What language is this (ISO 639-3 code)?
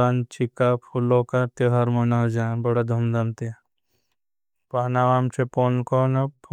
bhb